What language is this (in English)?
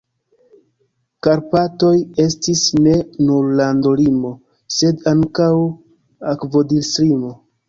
Esperanto